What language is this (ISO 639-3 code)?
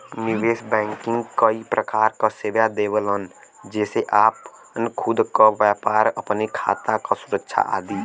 bho